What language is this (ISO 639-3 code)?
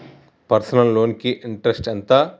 tel